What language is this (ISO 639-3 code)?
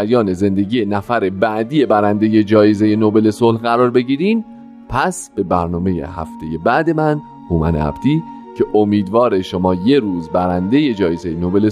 fas